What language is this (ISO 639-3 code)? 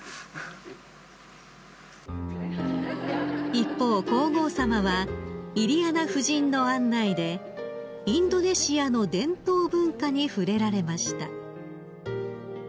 jpn